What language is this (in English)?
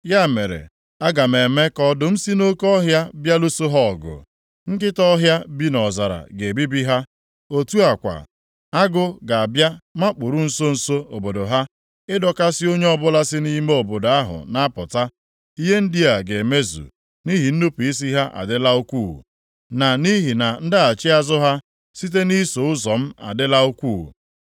Igbo